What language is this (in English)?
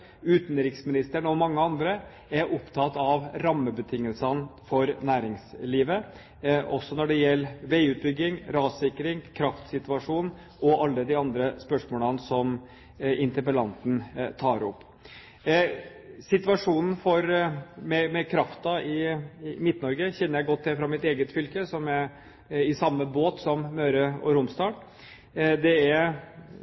Norwegian Bokmål